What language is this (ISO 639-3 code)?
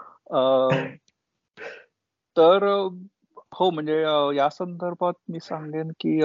mar